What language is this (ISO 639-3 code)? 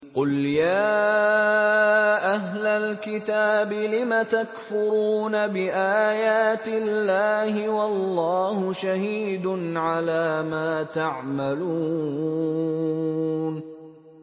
ara